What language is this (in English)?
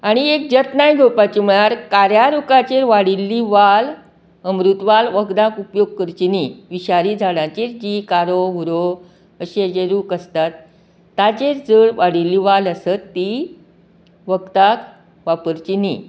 Konkani